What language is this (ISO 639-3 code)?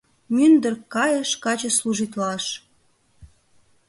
chm